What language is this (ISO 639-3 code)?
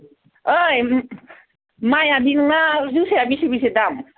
brx